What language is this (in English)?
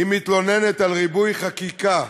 Hebrew